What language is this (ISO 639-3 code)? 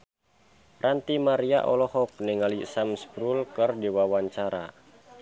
sun